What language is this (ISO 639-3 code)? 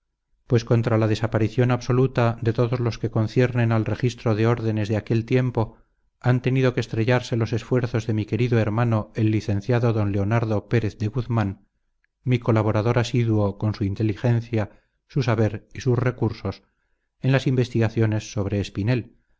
spa